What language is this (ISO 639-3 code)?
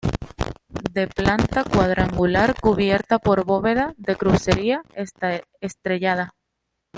spa